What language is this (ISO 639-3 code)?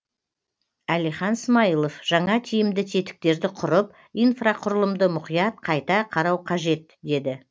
kaz